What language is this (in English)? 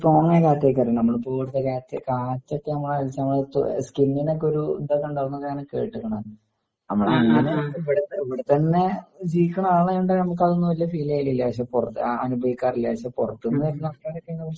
Malayalam